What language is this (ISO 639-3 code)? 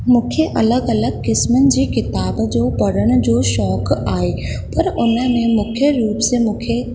snd